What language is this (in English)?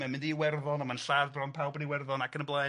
Welsh